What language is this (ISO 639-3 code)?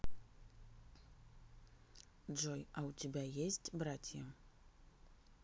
rus